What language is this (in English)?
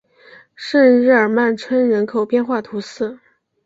Chinese